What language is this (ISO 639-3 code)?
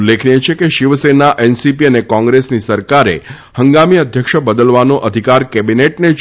guj